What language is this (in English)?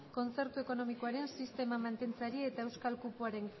Basque